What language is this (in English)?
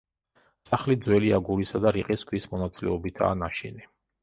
Georgian